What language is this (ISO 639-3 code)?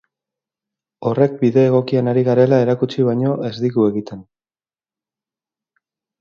eus